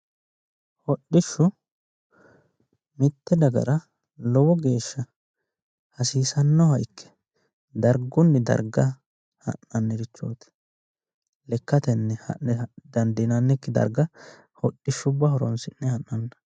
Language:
Sidamo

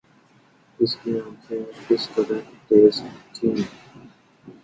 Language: Urdu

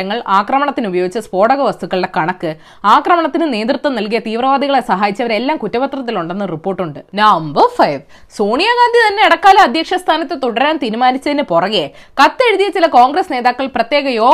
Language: Malayalam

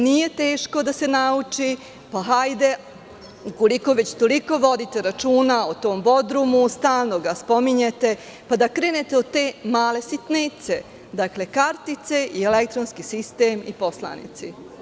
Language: Serbian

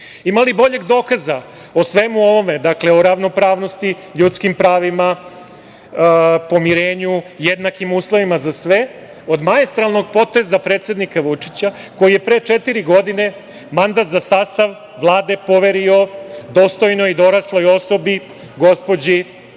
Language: Serbian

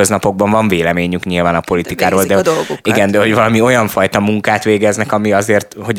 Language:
Hungarian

